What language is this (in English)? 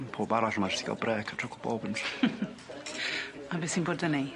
Welsh